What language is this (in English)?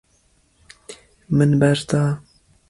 Kurdish